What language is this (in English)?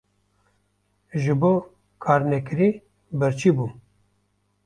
Kurdish